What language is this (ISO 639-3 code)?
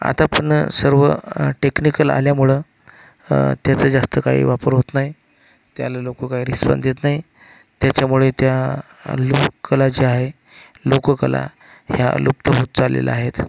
mar